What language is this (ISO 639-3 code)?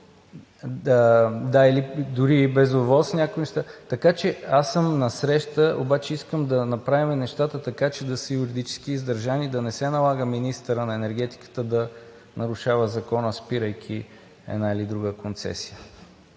bul